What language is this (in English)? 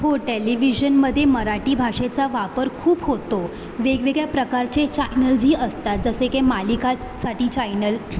Marathi